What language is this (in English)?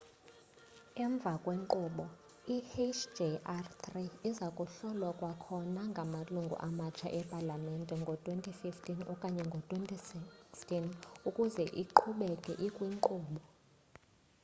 Xhosa